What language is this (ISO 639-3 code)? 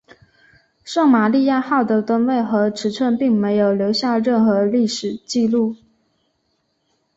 zho